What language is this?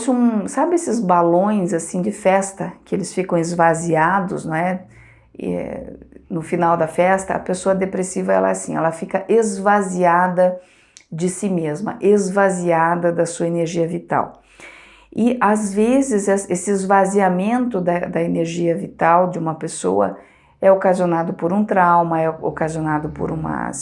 Portuguese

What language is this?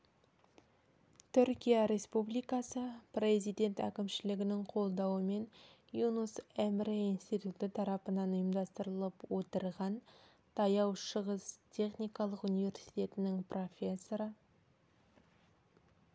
Kazakh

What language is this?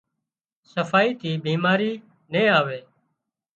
Wadiyara Koli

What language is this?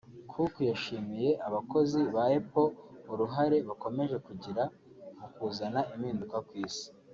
Kinyarwanda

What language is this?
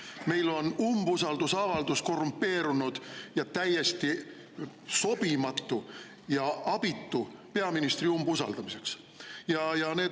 Estonian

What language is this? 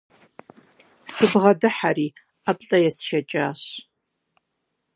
Kabardian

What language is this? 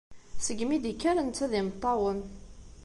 Kabyle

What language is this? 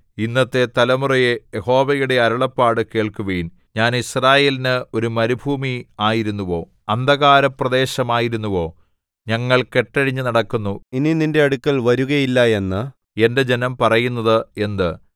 Malayalam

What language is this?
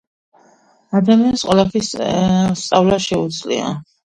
Georgian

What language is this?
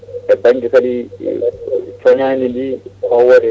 Fula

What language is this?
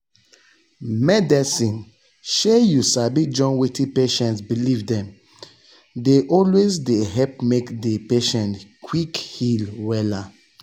Nigerian Pidgin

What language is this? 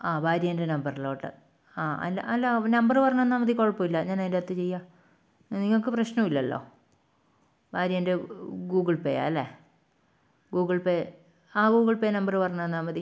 Malayalam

